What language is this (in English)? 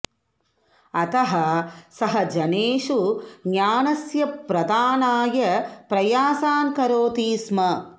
Sanskrit